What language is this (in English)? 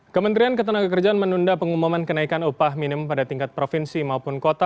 Indonesian